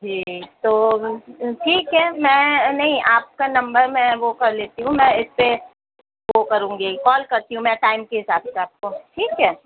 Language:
Urdu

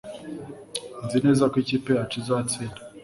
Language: Kinyarwanda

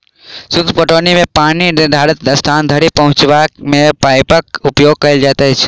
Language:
Maithili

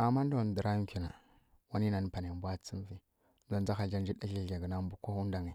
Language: Kirya-Konzəl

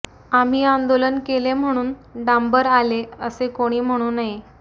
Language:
Marathi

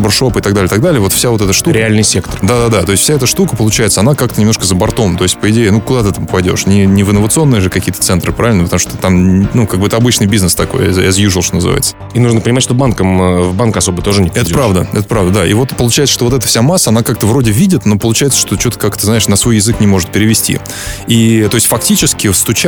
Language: Russian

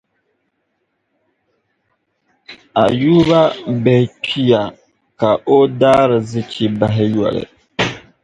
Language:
Dagbani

